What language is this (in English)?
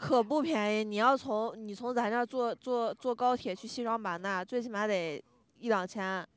Chinese